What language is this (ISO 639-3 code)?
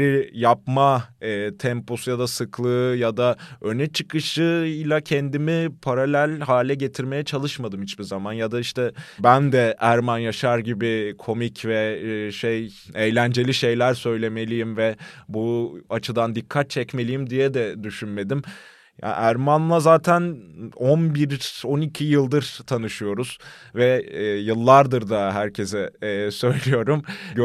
tur